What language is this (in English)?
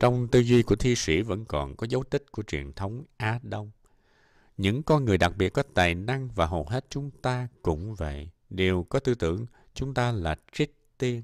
Vietnamese